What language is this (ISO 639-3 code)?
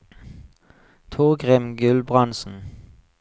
nor